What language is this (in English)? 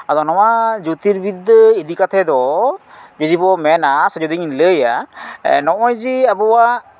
Santali